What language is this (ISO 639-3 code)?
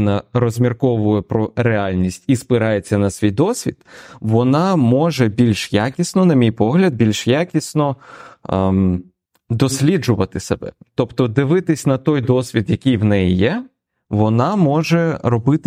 ukr